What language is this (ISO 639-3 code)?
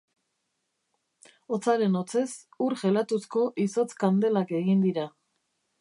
eus